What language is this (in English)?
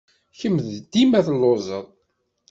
Kabyle